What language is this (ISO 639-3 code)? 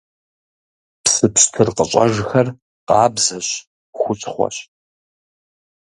kbd